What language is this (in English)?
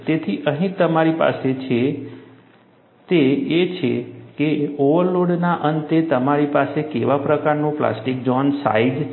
Gujarati